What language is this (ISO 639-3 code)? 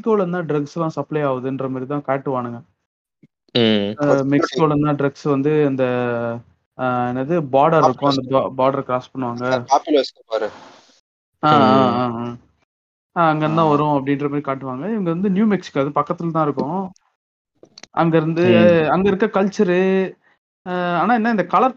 tam